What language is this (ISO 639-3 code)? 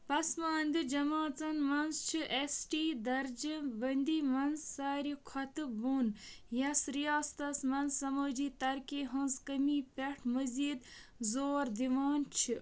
kas